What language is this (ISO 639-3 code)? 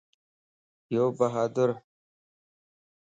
lss